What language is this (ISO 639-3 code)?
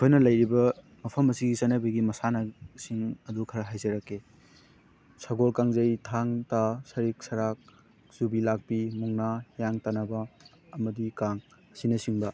mni